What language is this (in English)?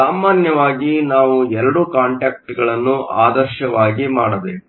Kannada